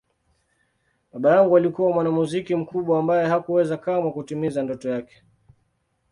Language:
Swahili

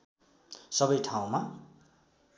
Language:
Nepali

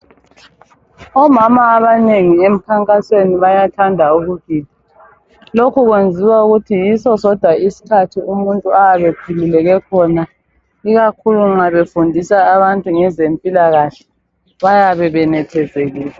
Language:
North Ndebele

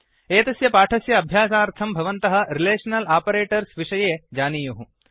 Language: Sanskrit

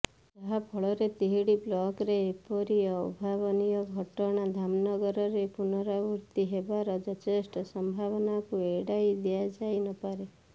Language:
Odia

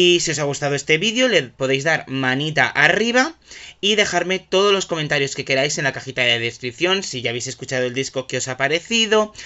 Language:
Spanish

